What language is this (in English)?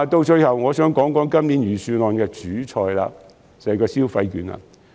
Cantonese